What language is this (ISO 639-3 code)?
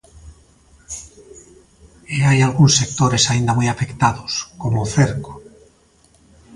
glg